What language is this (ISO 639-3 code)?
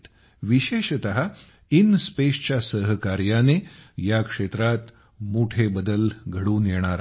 mar